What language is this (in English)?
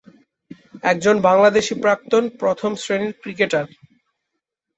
Bangla